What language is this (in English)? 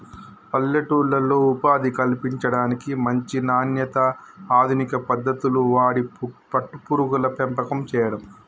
Telugu